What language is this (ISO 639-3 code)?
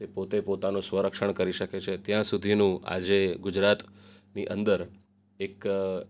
guj